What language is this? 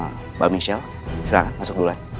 Indonesian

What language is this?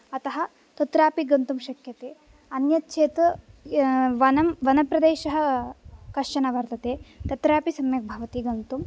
Sanskrit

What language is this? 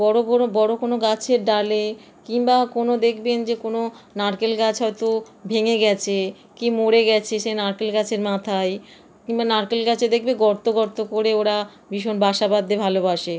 Bangla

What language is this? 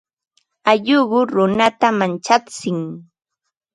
Ambo-Pasco Quechua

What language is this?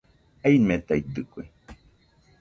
Nüpode Huitoto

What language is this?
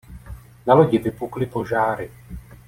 Czech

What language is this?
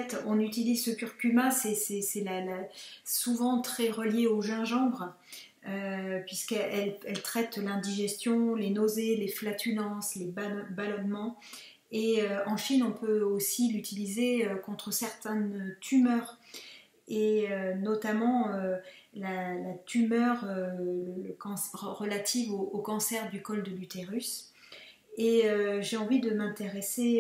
French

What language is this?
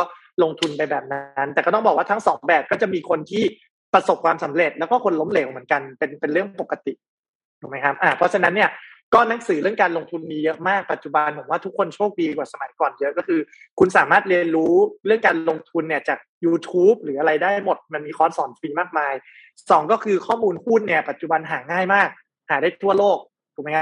Thai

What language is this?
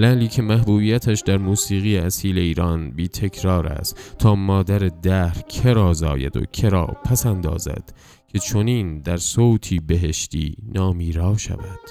Persian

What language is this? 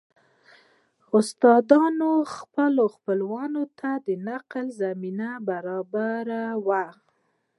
Pashto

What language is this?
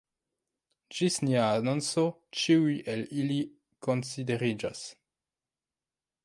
Esperanto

